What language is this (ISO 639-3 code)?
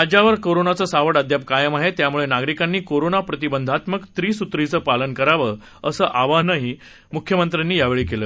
mar